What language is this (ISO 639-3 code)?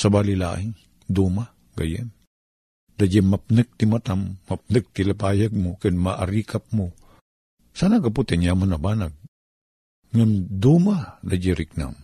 fil